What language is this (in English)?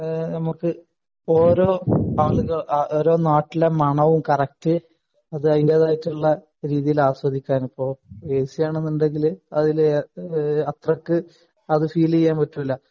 Malayalam